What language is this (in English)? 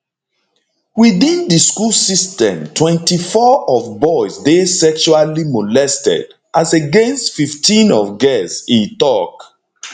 Nigerian Pidgin